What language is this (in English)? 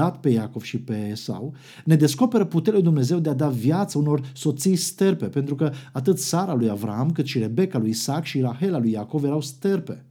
Romanian